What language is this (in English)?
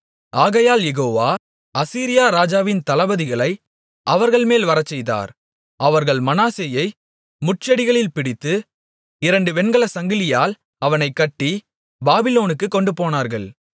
Tamil